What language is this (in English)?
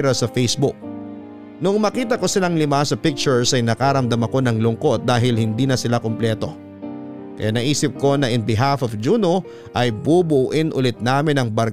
Filipino